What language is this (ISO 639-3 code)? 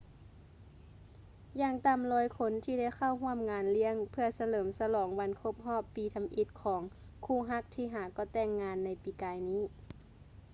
lao